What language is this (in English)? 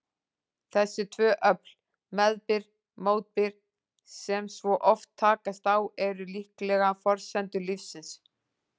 Icelandic